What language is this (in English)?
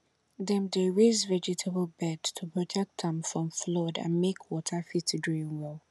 Nigerian Pidgin